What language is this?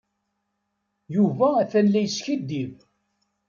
Kabyle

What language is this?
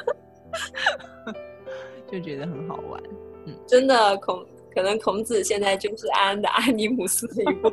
Chinese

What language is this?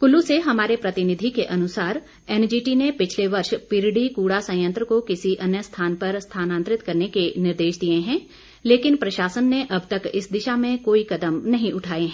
Hindi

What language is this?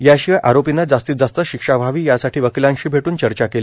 Marathi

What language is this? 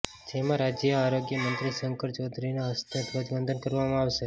Gujarati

